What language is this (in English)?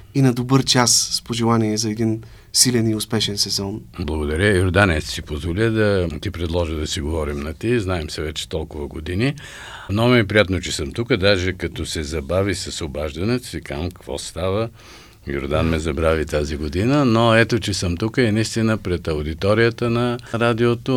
Bulgarian